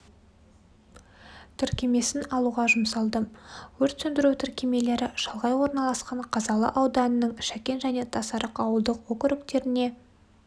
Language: Kazakh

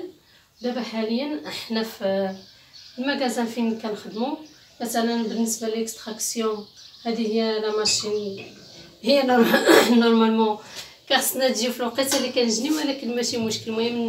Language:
Arabic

